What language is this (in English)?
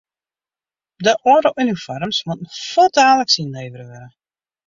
Western Frisian